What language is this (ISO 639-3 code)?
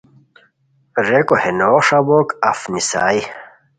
khw